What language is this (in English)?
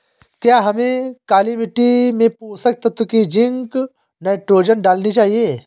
Hindi